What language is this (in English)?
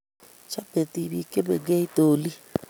Kalenjin